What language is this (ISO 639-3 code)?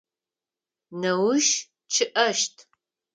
ady